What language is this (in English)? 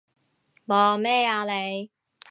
Cantonese